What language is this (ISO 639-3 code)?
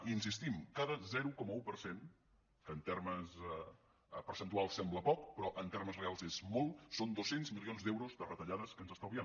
cat